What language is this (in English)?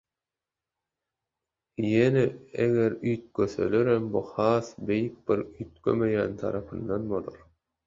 Turkmen